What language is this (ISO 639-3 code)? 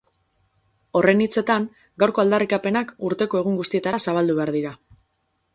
eus